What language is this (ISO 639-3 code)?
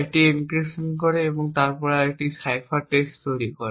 ben